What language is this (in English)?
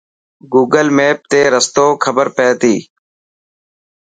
Dhatki